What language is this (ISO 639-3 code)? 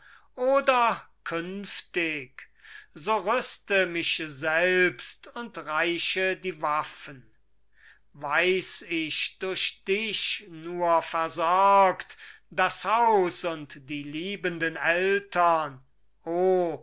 deu